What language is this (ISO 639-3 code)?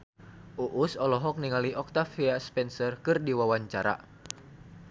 sun